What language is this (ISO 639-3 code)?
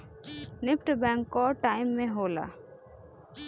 bho